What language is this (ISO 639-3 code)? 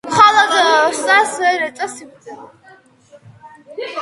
kat